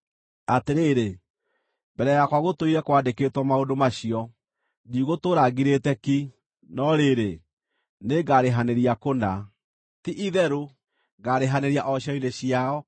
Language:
Kikuyu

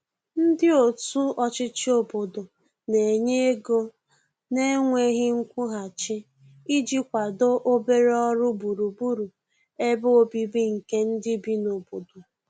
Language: Igbo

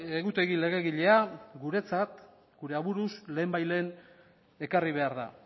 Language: Basque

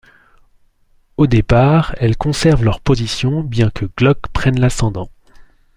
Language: French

